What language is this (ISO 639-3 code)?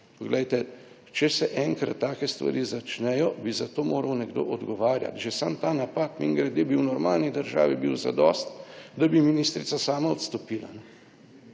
slv